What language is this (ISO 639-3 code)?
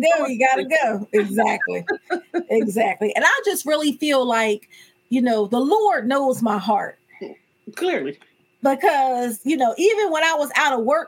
eng